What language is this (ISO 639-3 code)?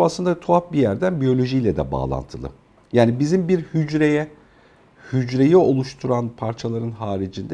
tur